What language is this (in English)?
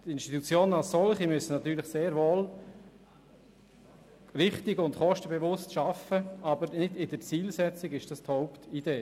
Swiss German